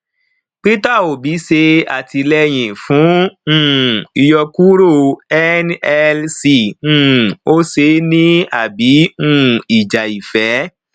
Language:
Yoruba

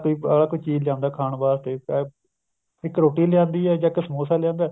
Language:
Punjabi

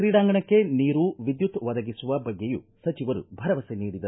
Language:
Kannada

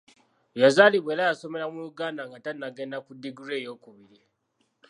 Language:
Ganda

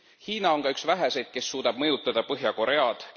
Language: Estonian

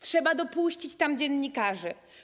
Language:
Polish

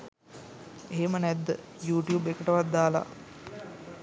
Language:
Sinhala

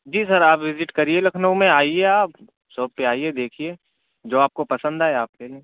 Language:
Urdu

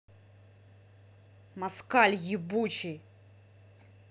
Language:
Russian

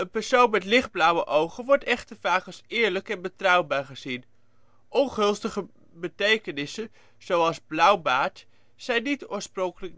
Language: Dutch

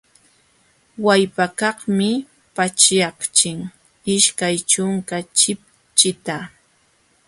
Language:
Jauja Wanca Quechua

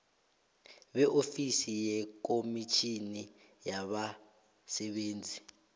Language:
South Ndebele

